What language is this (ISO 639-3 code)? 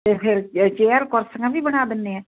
pan